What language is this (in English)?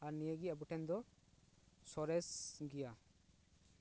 Santali